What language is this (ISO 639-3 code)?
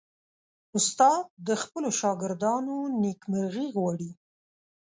pus